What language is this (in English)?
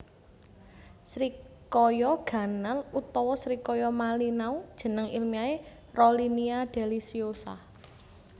Javanese